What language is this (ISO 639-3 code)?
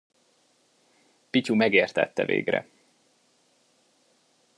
hun